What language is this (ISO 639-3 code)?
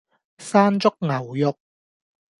yue